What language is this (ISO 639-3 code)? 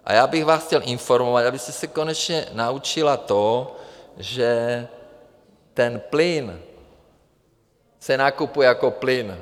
ces